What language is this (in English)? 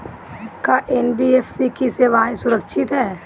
Bhojpuri